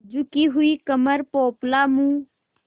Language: Hindi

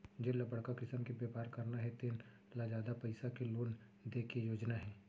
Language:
Chhattisgarhi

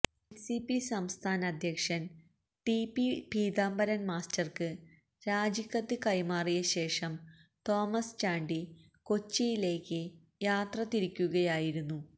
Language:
Malayalam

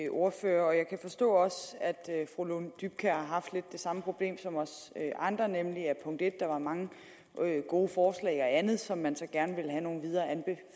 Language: Danish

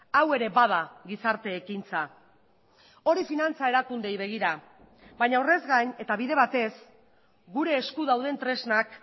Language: Basque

